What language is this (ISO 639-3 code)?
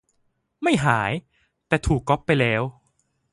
tha